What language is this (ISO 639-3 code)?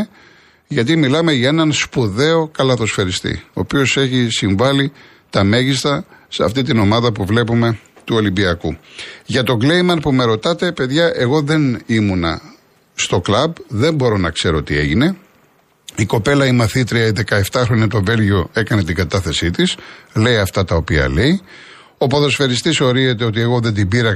ell